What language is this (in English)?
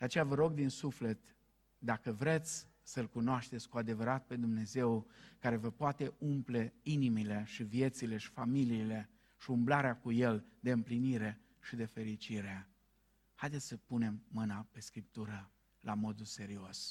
Romanian